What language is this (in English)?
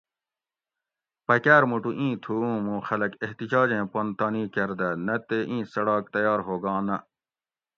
Gawri